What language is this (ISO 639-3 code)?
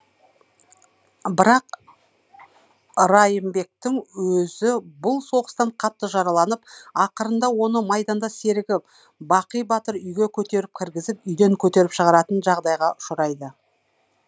kaz